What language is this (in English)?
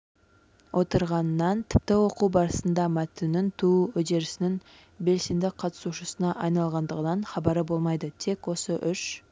Kazakh